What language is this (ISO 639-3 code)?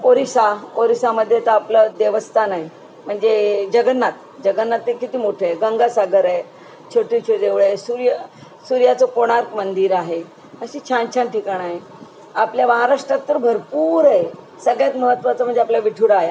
mar